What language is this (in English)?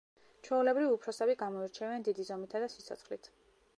Georgian